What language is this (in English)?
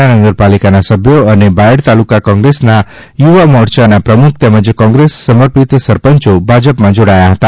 Gujarati